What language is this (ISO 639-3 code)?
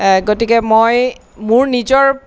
asm